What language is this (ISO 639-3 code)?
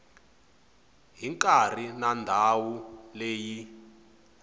tso